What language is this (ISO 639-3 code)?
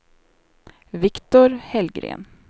swe